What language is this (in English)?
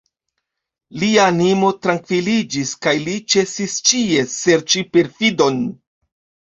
Esperanto